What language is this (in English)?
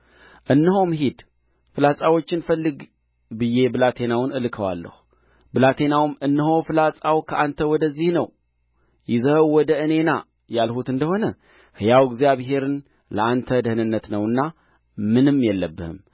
Amharic